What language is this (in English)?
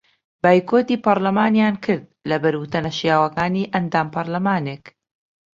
Central Kurdish